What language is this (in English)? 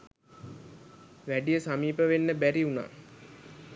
Sinhala